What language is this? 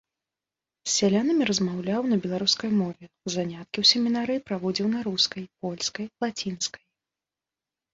Belarusian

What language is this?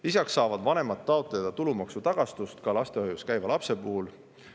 Estonian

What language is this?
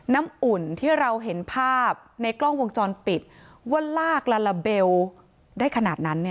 Thai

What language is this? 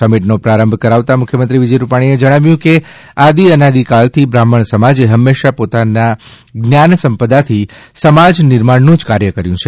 Gujarati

